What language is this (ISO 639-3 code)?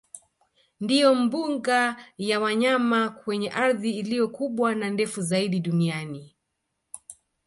swa